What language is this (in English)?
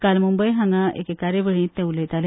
Konkani